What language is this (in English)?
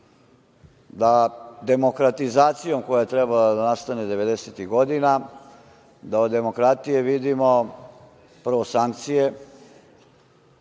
Serbian